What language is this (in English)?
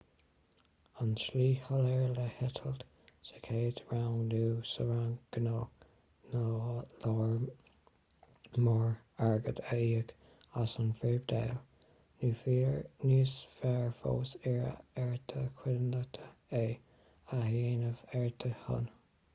Irish